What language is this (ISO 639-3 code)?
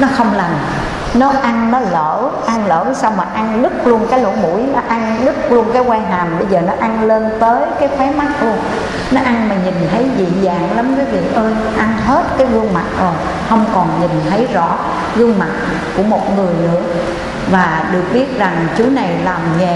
vie